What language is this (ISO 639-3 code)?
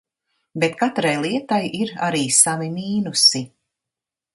lav